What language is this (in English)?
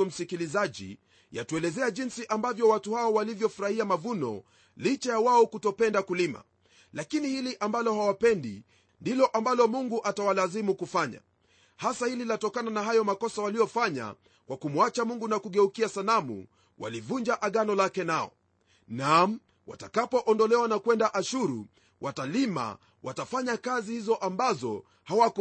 Swahili